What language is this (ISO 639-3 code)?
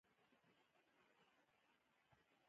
pus